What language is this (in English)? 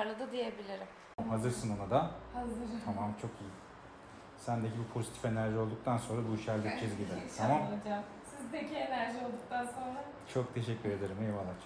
Turkish